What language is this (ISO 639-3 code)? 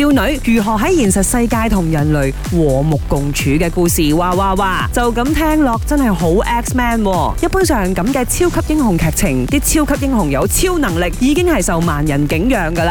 zho